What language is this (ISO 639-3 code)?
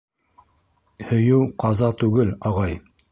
bak